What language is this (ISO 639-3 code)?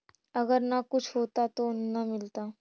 mag